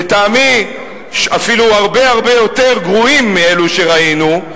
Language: Hebrew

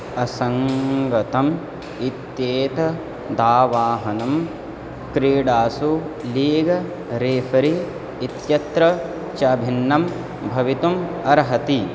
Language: Sanskrit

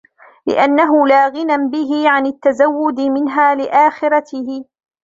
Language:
Arabic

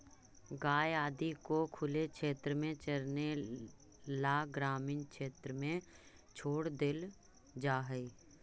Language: Magahi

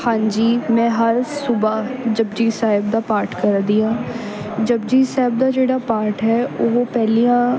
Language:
Punjabi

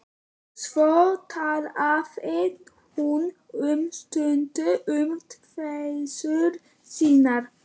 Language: Icelandic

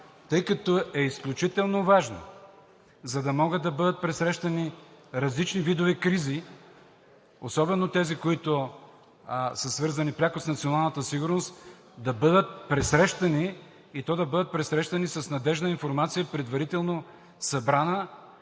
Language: Bulgarian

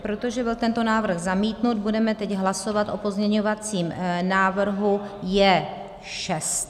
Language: Czech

